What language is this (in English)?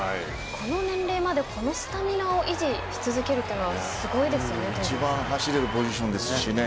Japanese